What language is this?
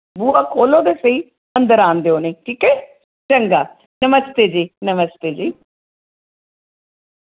Dogri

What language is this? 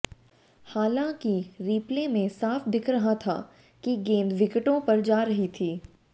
Hindi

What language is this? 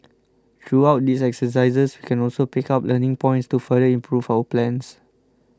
English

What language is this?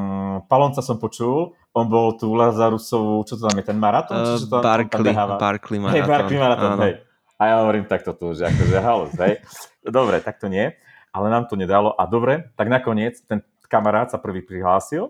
Slovak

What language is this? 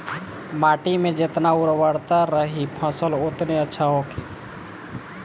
Bhojpuri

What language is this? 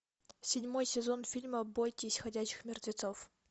Russian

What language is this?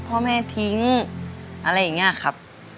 Thai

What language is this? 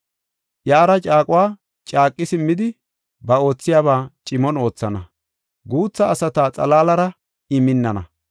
Gofa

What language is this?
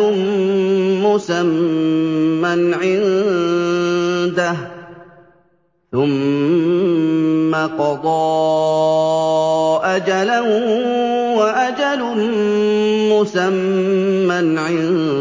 Arabic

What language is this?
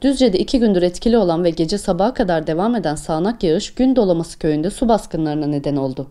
Turkish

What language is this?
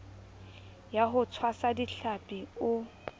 Southern Sotho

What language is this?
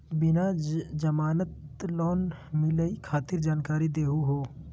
Magahi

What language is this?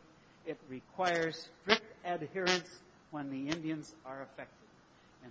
English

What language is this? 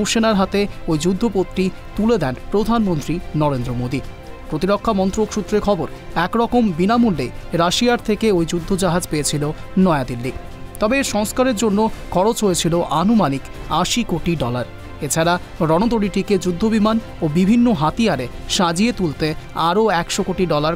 Bangla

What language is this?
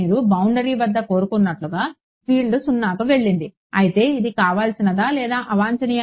Telugu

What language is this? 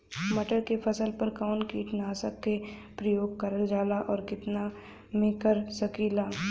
Bhojpuri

